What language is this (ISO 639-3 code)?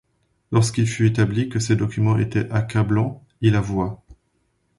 fra